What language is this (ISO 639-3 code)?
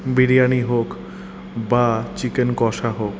ben